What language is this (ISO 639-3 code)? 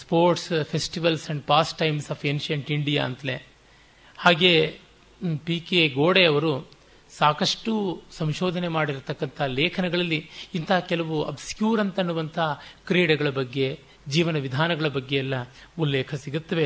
kan